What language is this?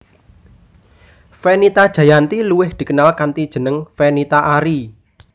Javanese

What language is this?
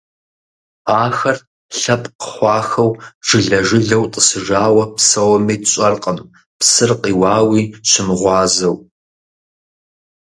Kabardian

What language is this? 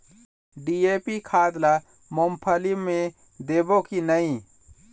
Chhattisgarhi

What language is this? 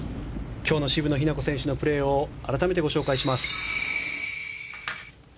Japanese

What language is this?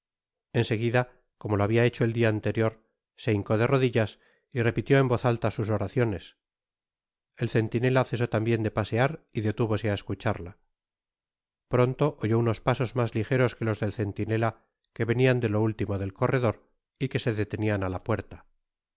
Spanish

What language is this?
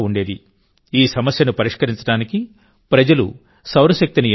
Telugu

